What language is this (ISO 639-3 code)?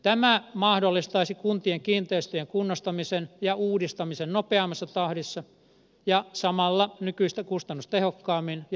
fin